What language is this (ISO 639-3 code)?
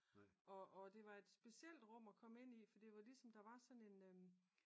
dan